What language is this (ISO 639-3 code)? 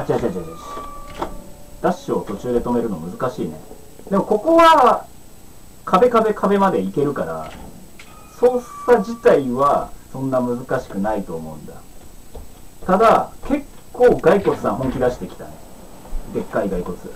jpn